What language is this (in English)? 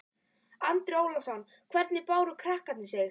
Icelandic